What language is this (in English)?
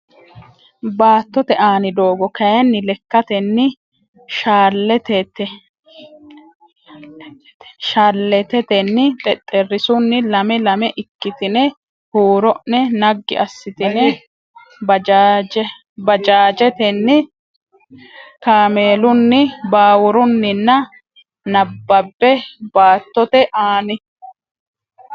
Sidamo